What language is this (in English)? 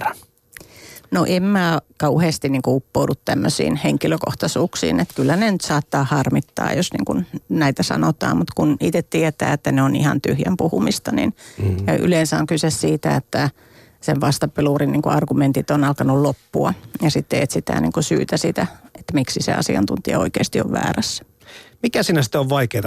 Finnish